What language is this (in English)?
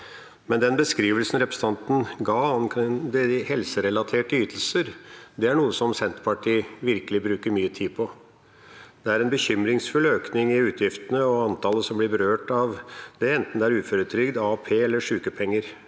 Norwegian